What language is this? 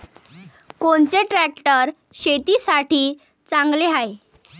Marathi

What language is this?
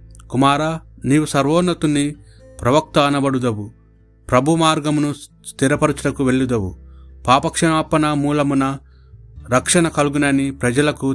Telugu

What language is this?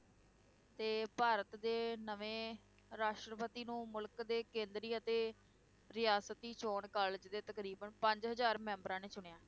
Punjabi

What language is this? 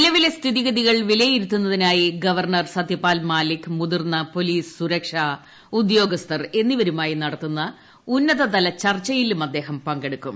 Malayalam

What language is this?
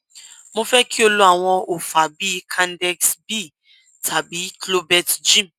Yoruba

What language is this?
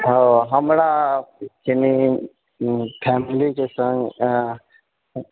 Maithili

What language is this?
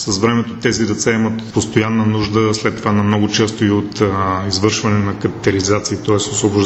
Bulgarian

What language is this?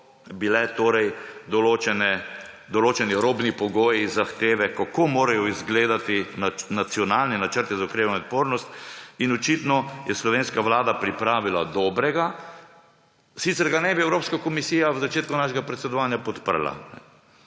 Slovenian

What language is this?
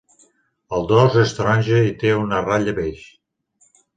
Catalan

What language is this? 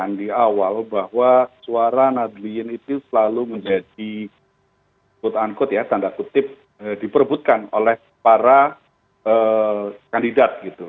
Indonesian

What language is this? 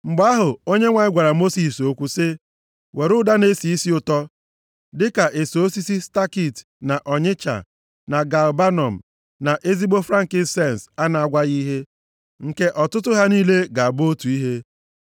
Igbo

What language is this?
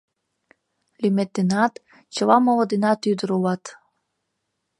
Mari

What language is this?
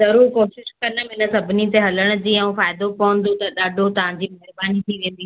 Sindhi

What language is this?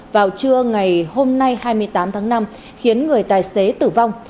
Vietnamese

